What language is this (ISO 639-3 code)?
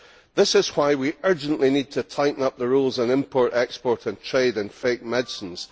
eng